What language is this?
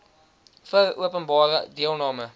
Afrikaans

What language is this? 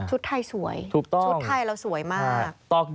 Thai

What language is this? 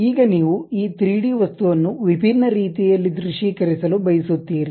Kannada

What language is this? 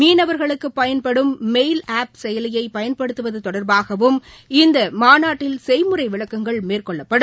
Tamil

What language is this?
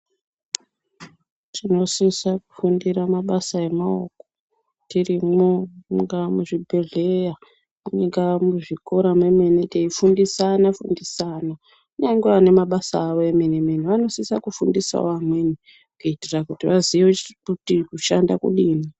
Ndau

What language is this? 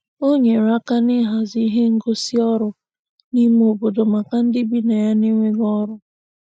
Igbo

